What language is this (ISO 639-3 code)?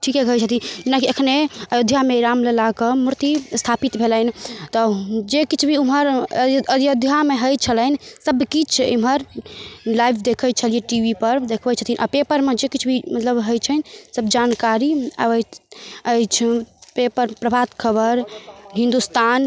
mai